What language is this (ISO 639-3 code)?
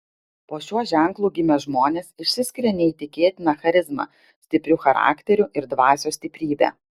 lit